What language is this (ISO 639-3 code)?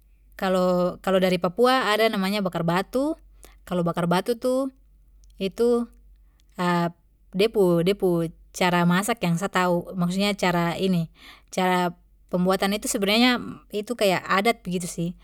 pmy